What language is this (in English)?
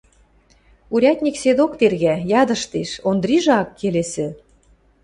Western Mari